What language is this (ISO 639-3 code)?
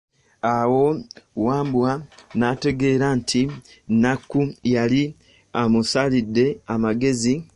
lug